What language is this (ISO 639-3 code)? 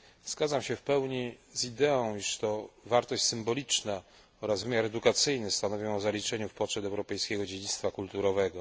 pol